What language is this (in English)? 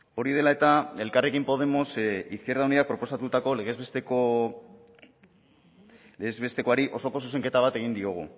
Basque